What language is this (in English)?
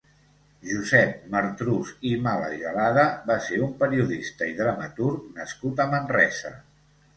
Catalan